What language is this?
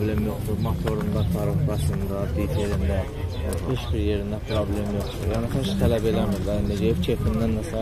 Turkish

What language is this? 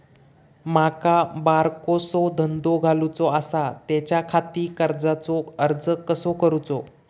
Marathi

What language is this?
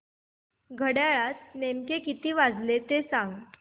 Marathi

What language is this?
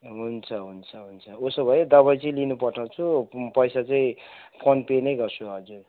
Nepali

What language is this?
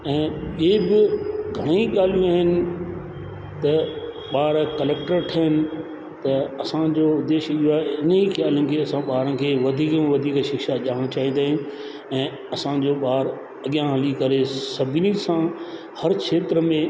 Sindhi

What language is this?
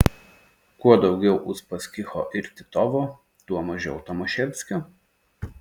Lithuanian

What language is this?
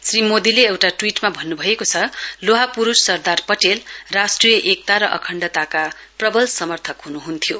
Nepali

